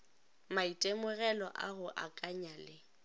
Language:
Northern Sotho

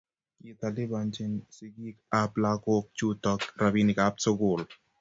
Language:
Kalenjin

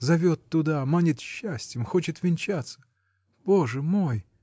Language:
Russian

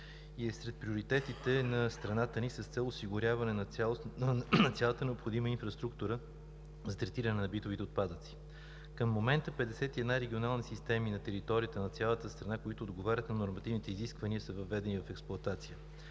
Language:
Bulgarian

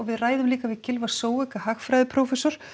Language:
Icelandic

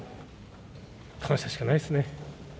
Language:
Japanese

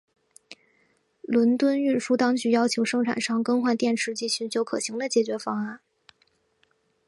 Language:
Chinese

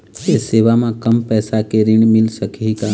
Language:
Chhattisgarhi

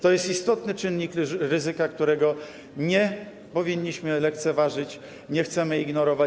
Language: Polish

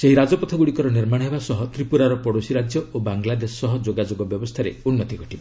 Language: Odia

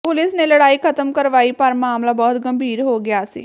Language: Punjabi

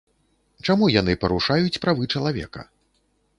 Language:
Belarusian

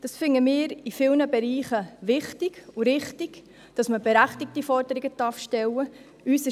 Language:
Swiss German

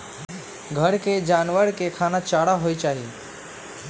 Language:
Magahi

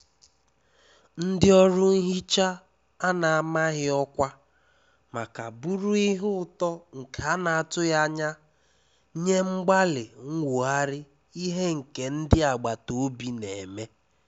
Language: Igbo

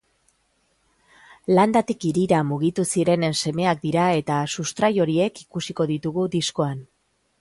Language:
Basque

